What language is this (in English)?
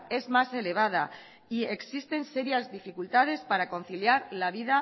Spanish